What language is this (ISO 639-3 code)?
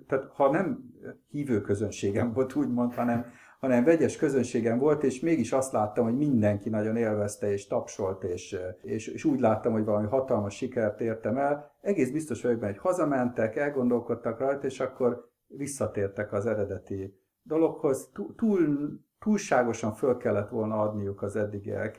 hun